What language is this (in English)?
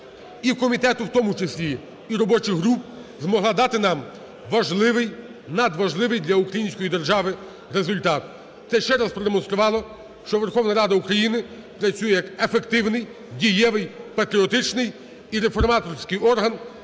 Ukrainian